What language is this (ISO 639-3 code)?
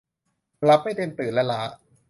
tha